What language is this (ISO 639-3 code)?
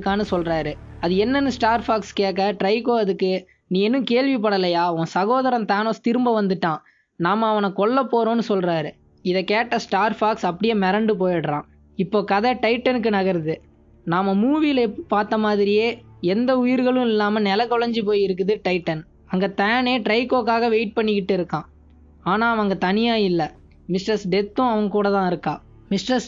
nld